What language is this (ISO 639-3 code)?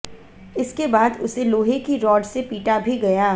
hin